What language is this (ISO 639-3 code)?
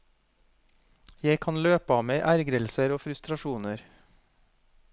nor